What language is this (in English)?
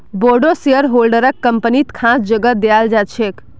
Magahi